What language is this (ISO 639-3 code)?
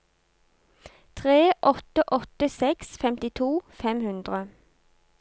nor